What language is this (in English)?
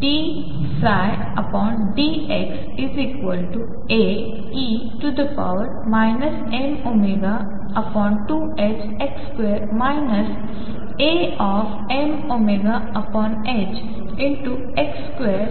Marathi